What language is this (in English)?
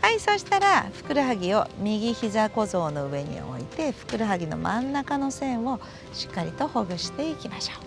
Japanese